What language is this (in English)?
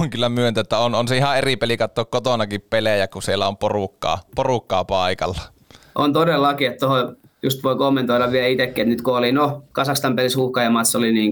Finnish